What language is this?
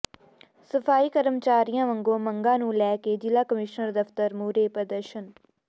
Punjabi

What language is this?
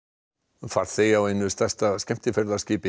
Icelandic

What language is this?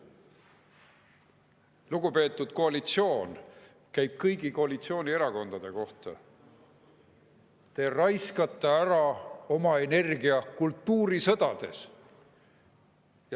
Estonian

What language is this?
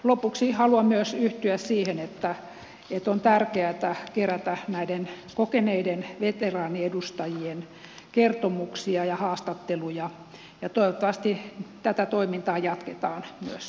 Finnish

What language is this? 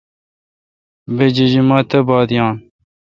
Kalkoti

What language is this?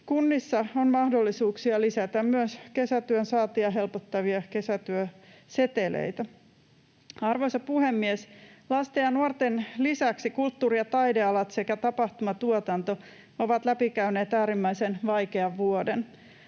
Finnish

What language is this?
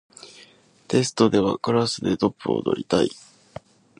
Japanese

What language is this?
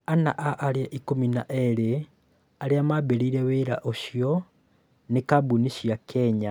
Kikuyu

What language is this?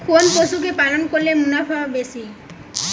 Bangla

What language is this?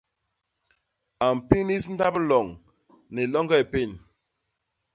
Basaa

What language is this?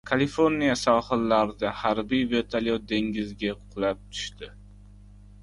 Uzbek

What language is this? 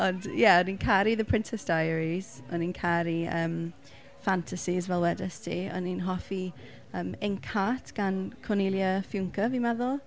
Welsh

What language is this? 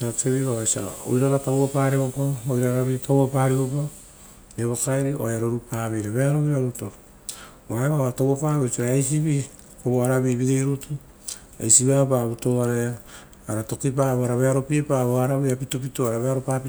Rotokas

